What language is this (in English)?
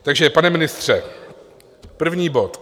Czech